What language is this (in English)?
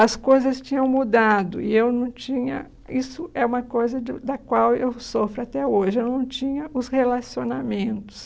Portuguese